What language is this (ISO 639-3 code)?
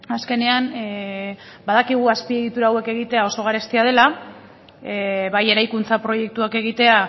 eus